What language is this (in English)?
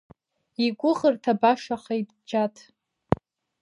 Abkhazian